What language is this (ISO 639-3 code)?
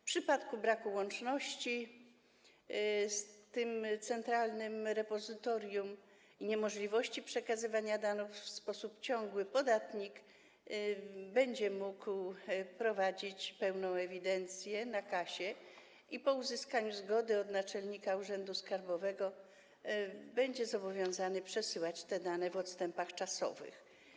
pol